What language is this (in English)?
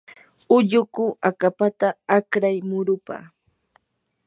Yanahuanca Pasco Quechua